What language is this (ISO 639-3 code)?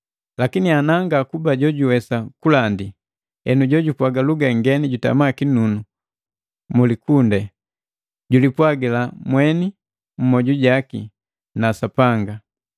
mgv